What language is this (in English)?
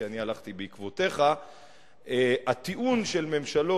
Hebrew